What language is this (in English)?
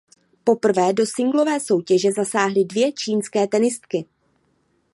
Czech